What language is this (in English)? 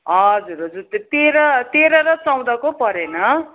Nepali